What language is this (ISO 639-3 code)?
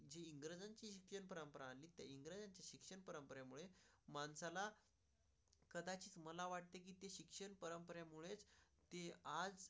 mar